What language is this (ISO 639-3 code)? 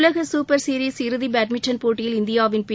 tam